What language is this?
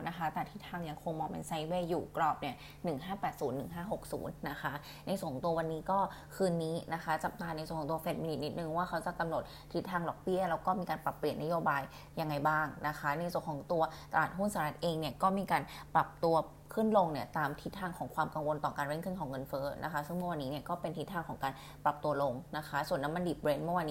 Thai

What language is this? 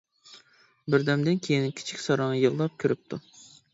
Uyghur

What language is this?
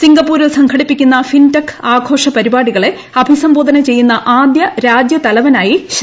Malayalam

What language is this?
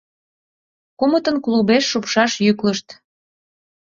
Mari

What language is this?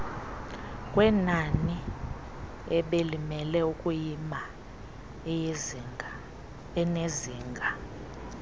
Xhosa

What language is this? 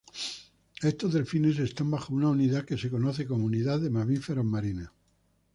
Spanish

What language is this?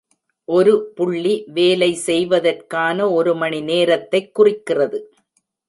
Tamil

